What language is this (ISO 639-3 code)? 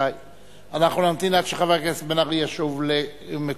heb